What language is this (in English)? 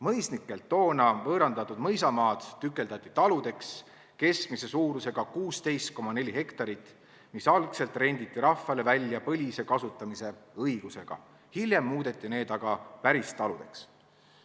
Estonian